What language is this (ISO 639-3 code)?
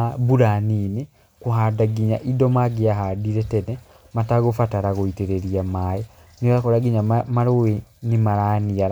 kik